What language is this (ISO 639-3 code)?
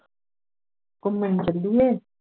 pan